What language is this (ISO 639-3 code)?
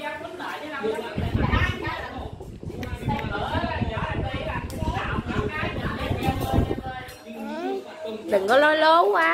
vie